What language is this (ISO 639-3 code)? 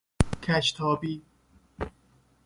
fas